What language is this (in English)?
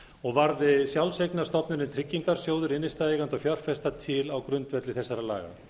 Icelandic